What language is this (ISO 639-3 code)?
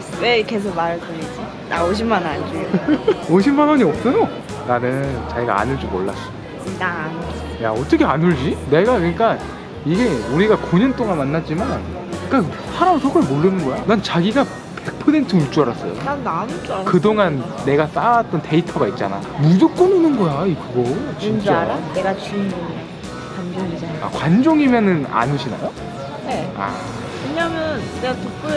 kor